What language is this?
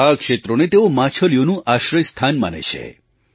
Gujarati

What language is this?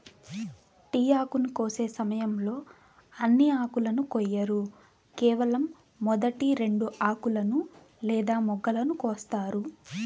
Telugu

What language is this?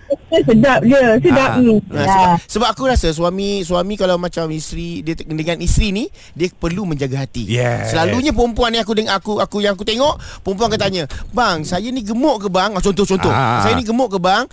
Malay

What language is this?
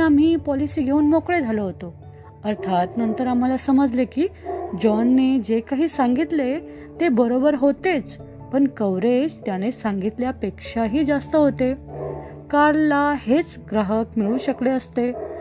Marathi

